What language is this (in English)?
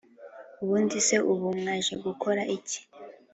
Kinyarwanda